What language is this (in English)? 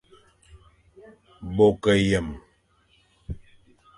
Fang